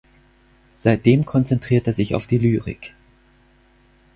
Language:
German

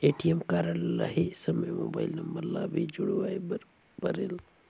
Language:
Chhattisgarhi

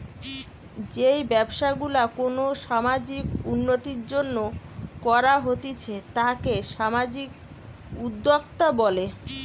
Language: Bangla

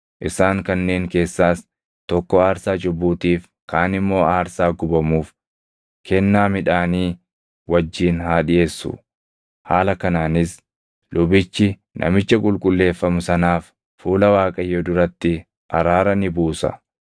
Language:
Oromo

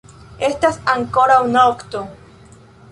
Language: Esperanto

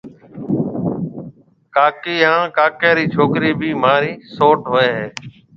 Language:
Marwari (Pakistan)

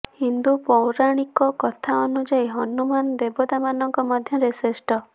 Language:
Odia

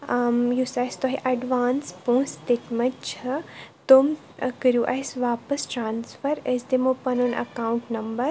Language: Kashmiri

